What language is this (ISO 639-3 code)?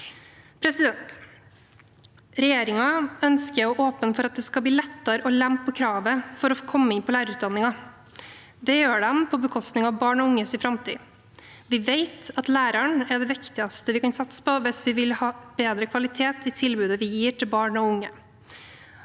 nor